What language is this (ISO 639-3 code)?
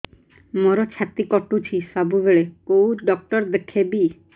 ori